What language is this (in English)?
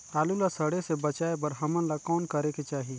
Chhattisgarhi